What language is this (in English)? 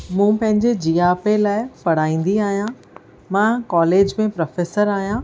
Sindhi